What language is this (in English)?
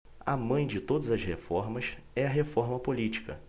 Portuguese